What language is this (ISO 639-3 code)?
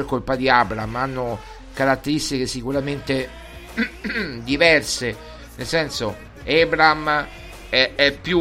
ita